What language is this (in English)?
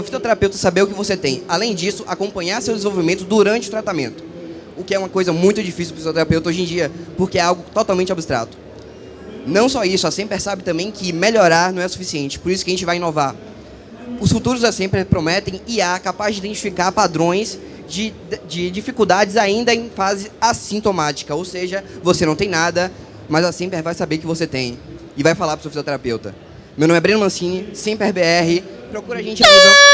Portuguese